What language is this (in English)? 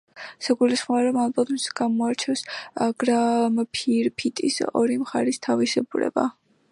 Georgian